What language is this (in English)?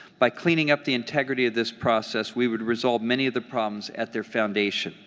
English